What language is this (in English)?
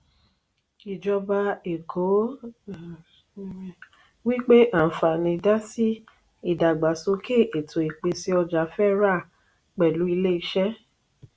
Yoruba